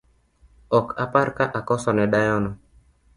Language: Luo (Kenya and Tanzania)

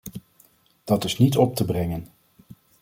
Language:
Dutch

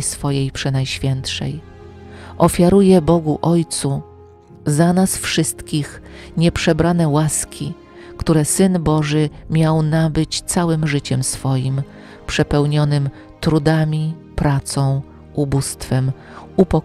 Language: Polish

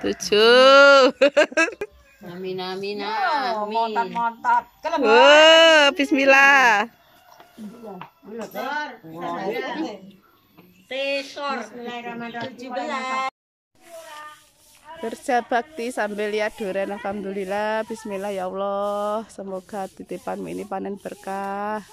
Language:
Indonesian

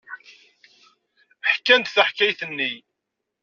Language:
Kabyle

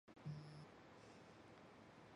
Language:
Chinese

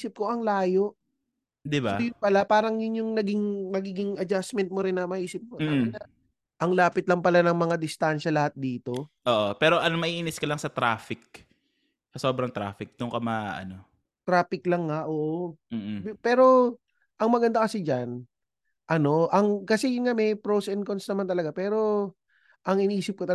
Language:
Filipino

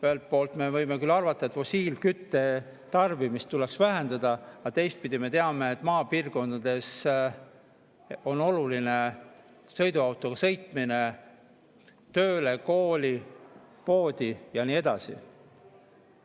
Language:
Estonian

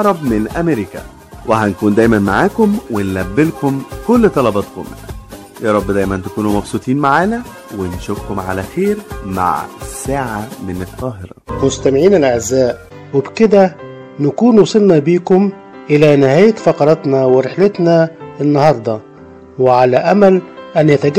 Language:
Arabic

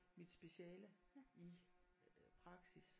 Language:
Danish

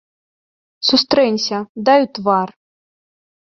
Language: Belarusian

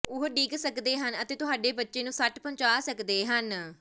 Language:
Punjabi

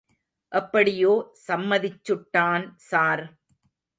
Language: Tamil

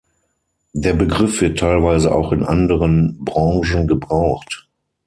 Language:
German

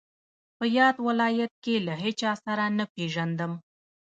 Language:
Pashto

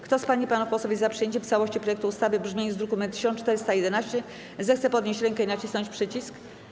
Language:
Polish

